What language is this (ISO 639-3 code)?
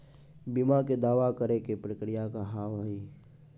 mai